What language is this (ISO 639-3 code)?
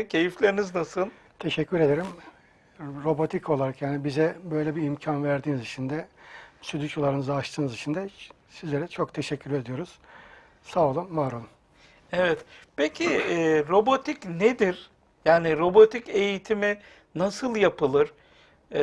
tur